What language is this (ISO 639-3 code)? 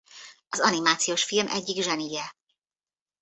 hun